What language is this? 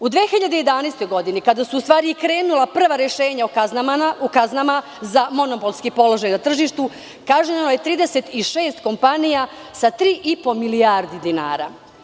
Serbian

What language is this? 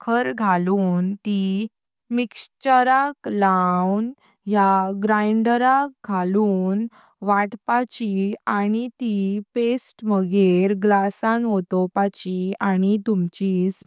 Konkani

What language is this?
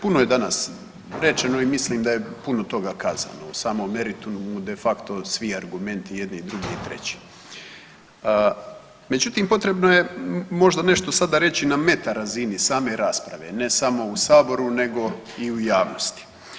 Croatian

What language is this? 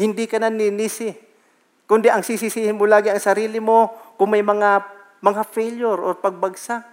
Filipino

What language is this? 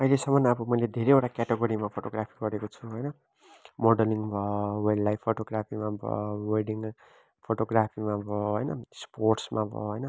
Nepali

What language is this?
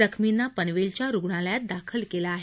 Marathi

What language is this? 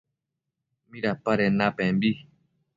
Matsés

